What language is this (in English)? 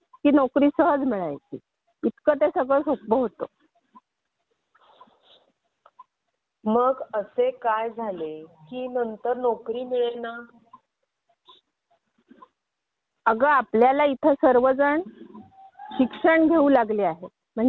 Marathi